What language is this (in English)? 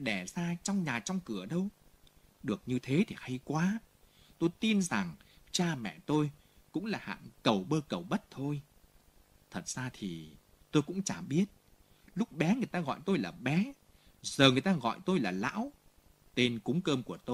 Vietnamese